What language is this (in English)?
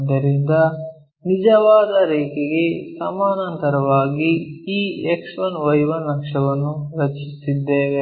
Kannada